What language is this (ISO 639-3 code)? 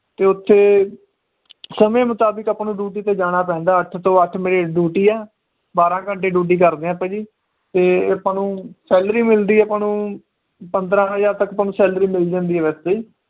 pan